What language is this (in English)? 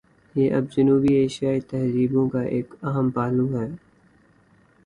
Urdu